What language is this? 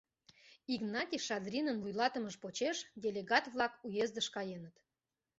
Mari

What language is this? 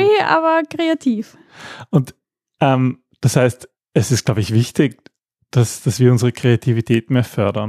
German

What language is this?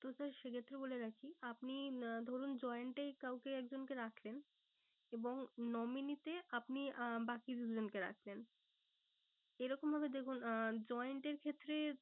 Bangla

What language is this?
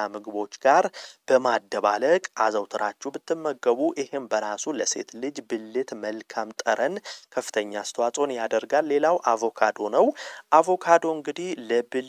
Arabic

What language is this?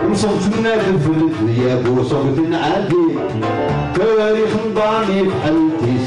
Arabic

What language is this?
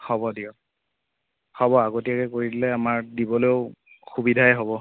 Assamese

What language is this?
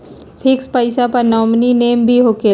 Magahi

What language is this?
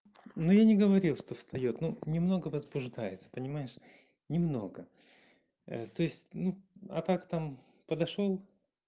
Russian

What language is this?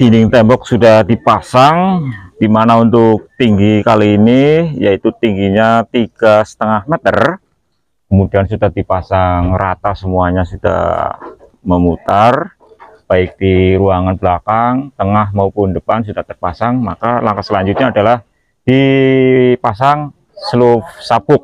Indonesian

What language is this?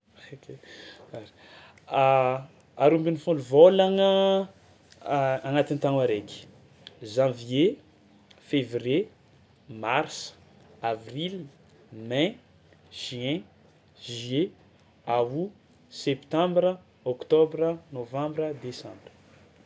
Tsimihety Malagasy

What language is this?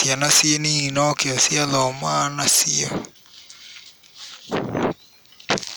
Kikuyu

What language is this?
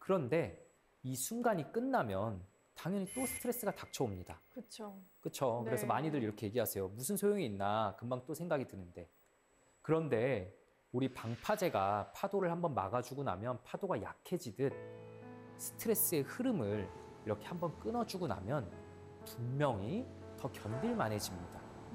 Korean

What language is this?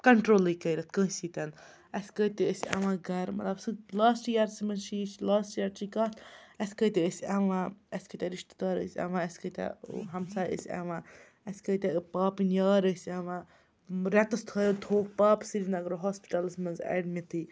Kashmiri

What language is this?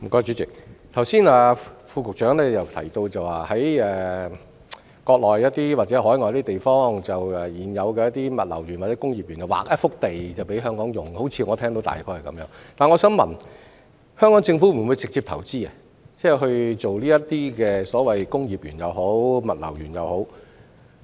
Cantonese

